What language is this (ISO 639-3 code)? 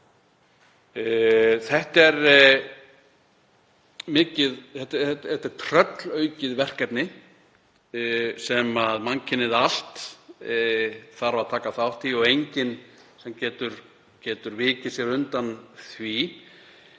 isl